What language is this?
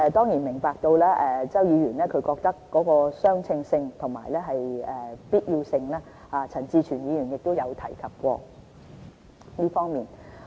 Cantonese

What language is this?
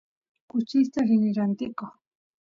Santiago del Estero Quichua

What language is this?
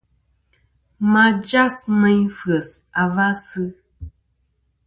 Kom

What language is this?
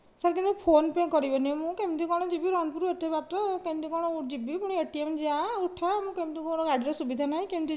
Odia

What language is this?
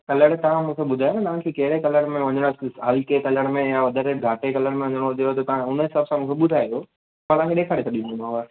Sindhi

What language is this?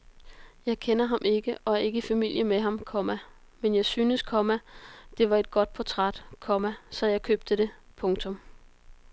Danish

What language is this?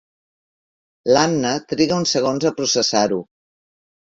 Catalan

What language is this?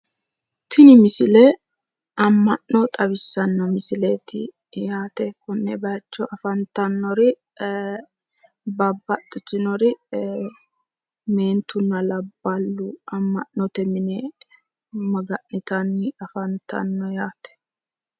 Sidamo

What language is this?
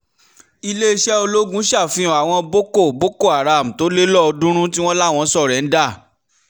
Yoruba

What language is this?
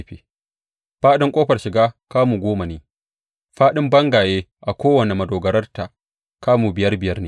Hausa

